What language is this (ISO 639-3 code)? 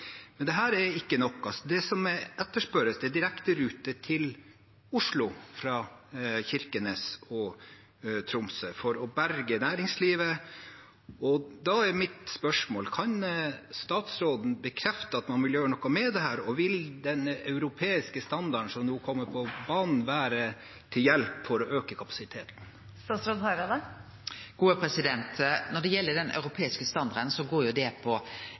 nor